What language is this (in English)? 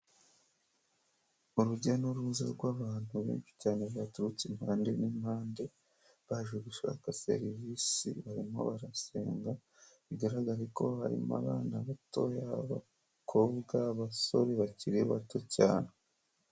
Kinyarwanda